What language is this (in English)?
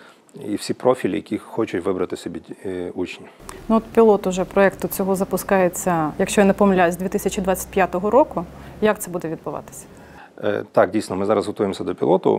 Ukrainian